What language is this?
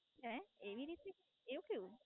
Gujarati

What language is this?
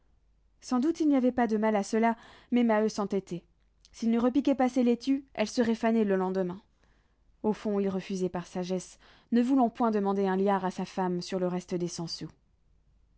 French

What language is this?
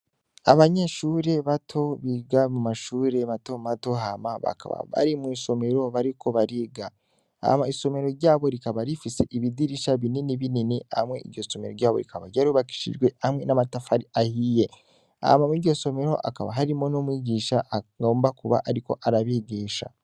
Rundi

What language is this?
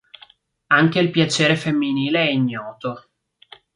Italian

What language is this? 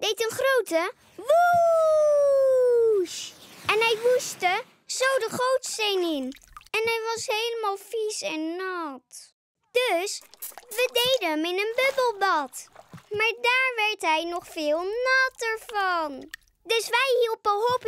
Dutch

